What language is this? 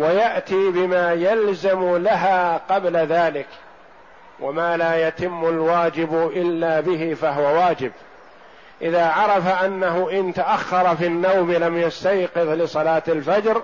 Arabic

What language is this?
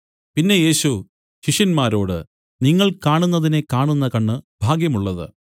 Malayalam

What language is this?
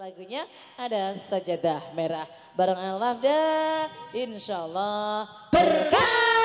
Indonesian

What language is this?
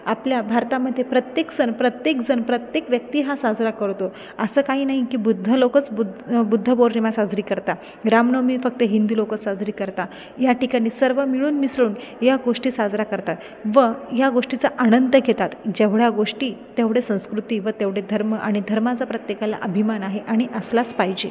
Marathi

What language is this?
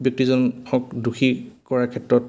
Assamese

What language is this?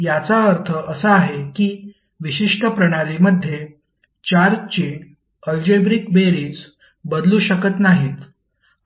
Marathi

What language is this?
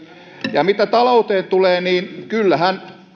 Finnish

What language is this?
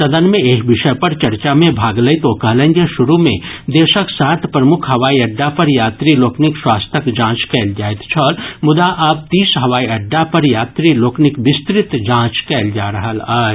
Maithili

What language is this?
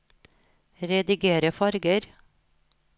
Norwegian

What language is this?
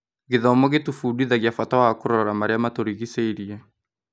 Kikuyu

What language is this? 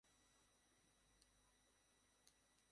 Bangla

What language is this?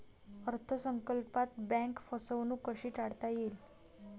Marathi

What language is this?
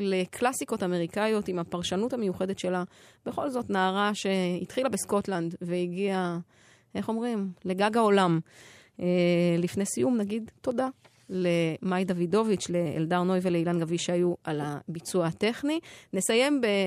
Hebrew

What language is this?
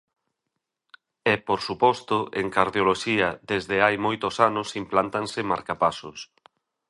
Galician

